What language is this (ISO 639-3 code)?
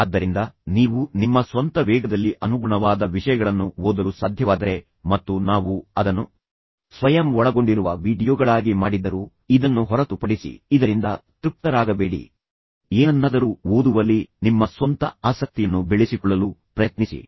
kan